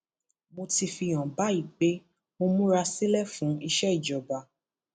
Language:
Yoruba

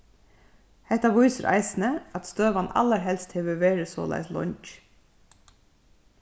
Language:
Faroese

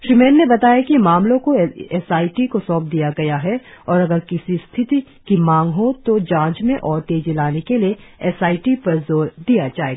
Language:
Hindi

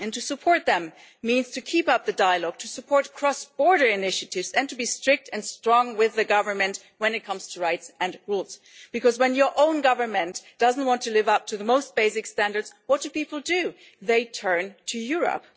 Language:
English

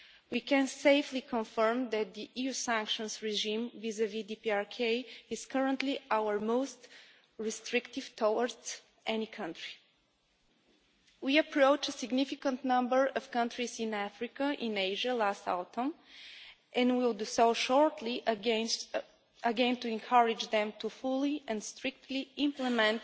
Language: English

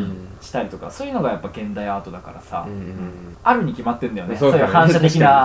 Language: Japanese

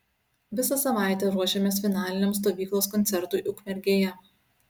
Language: Lithuanian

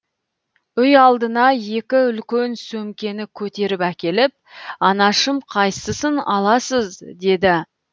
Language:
Kazakh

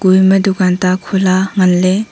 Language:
Wancho Naga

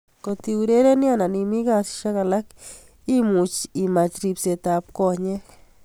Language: Kalenjin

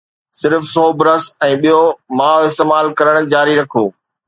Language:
Sindhi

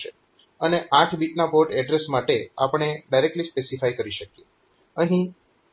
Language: Gujarati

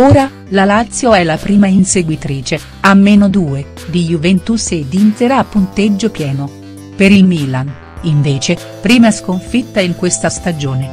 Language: Italian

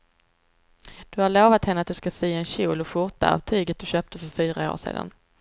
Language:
Swedish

